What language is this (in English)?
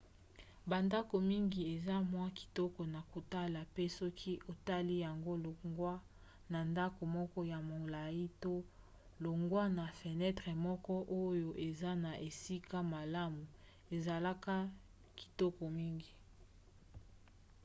Lingala